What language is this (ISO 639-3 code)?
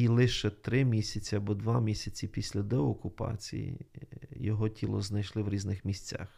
ukr